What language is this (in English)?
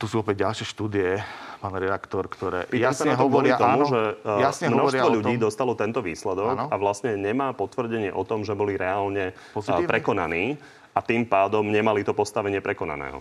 Slovak